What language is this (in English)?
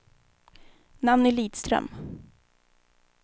Swedish